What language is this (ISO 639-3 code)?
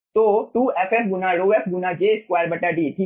hin